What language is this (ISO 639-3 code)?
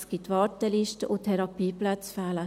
gsw